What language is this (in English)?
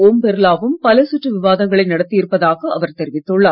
Tamil